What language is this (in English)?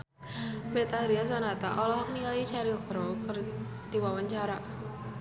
Sundanese